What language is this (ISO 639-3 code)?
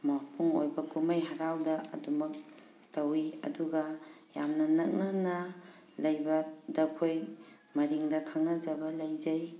mni